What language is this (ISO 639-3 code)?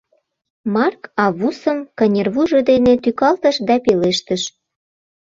chm